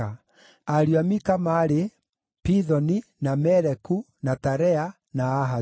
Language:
Kikuyu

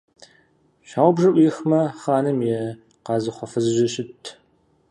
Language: Kabardian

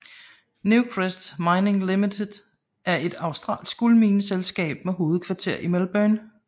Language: Danish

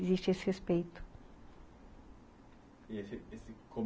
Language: Portuguese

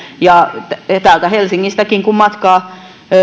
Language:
Finnish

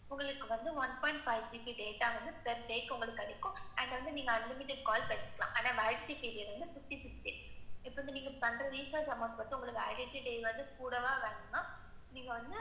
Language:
Tamil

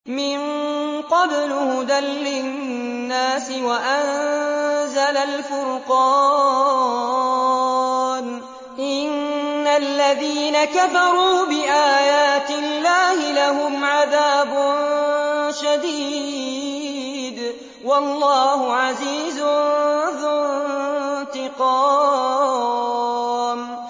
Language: Arabic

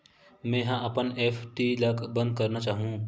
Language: Chhattisgarhi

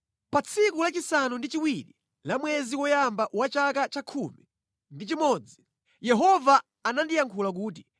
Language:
Nyanja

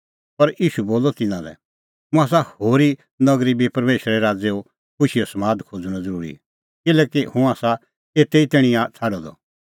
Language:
Kullu Pahari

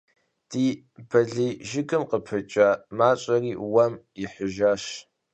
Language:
Kabardian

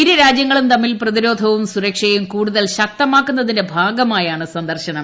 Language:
Malayalam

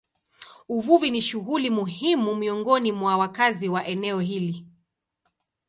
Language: Swahili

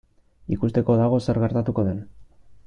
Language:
Basque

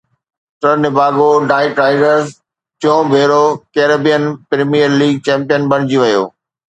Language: Sindhi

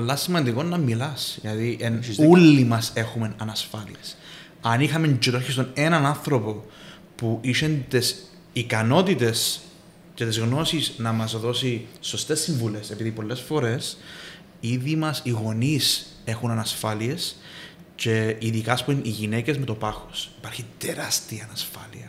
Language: Greek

